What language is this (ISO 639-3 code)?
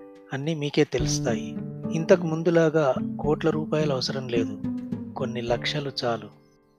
tel